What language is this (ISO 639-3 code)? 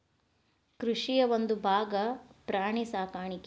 kan